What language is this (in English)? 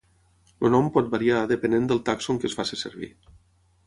Catalan